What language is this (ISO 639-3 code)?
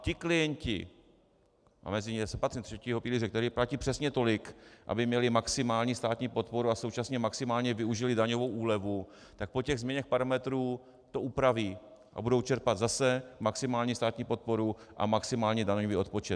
ces